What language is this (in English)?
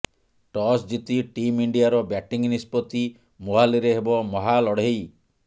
Odia